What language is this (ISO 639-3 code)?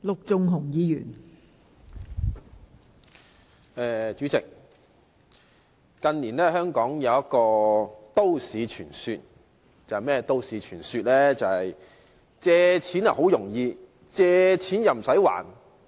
yue